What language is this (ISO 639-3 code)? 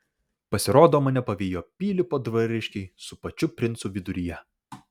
lit